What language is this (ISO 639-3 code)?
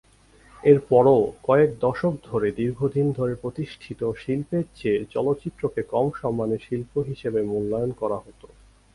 ben